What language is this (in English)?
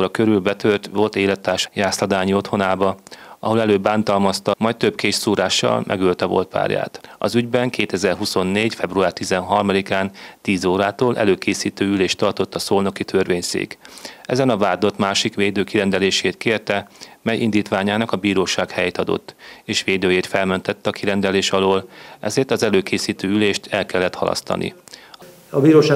Hungarian